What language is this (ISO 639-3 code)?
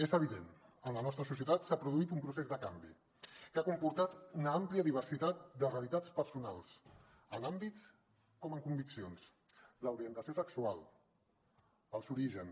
cat